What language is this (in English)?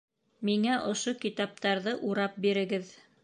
Bashkir